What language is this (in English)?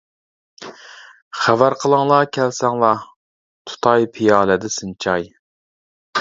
Uyghur